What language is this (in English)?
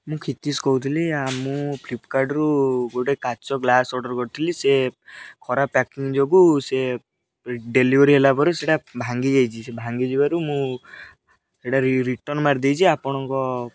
Odia